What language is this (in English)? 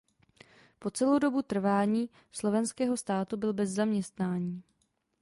Czech